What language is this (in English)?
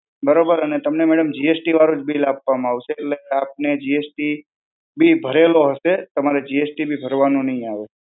Gujarati